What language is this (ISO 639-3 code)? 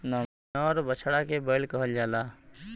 bho